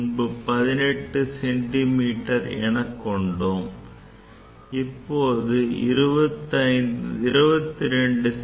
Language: Tamil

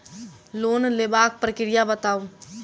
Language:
Maithili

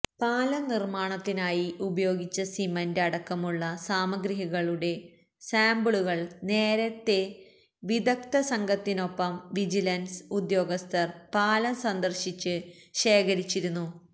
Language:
Malayalam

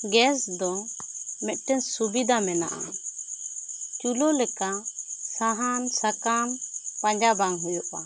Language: Santali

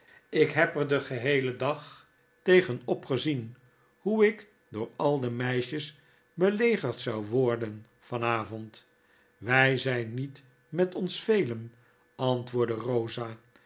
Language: Dutch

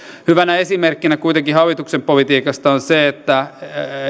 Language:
Finnish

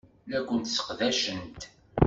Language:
Kabyle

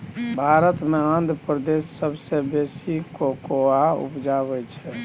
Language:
Maithili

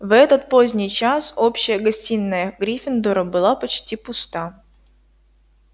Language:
Russian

